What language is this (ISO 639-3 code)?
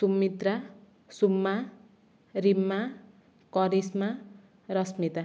ori